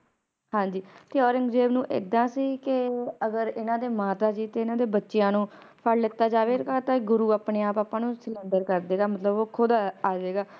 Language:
Punjabi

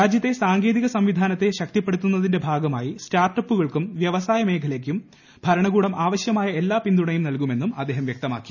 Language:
Malayalam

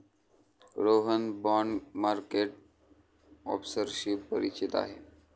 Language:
Marathi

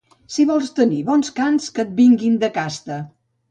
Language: Catalan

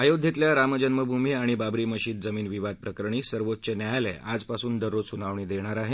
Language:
Marathi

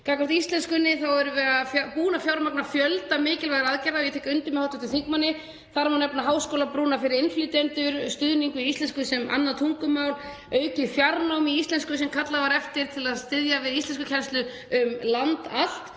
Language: Icelandic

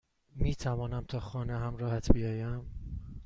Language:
Persian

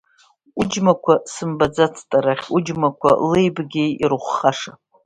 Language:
Abkhazian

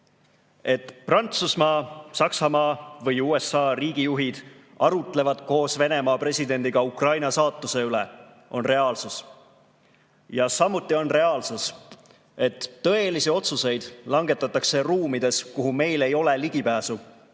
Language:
Estonian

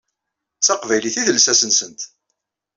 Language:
Kabyle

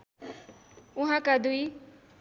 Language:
Nepali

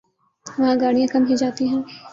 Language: Urdu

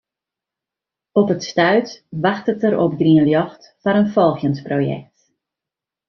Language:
Western Frisian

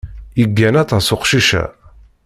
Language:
Kabyle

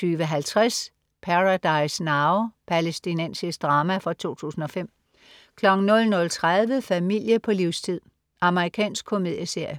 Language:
Danish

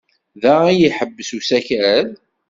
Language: Kabyle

